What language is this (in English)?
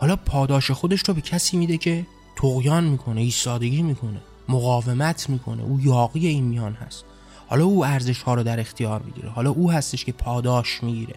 Persian